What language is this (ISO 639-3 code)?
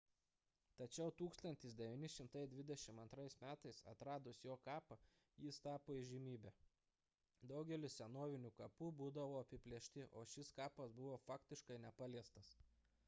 lit